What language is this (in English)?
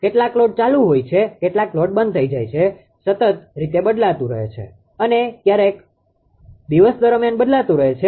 Gujarati